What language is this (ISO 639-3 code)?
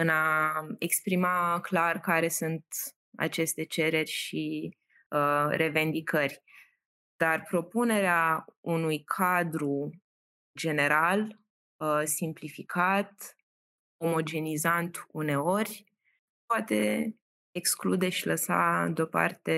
ron